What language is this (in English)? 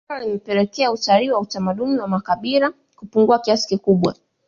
Swahili